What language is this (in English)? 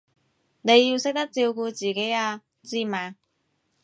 Cantonese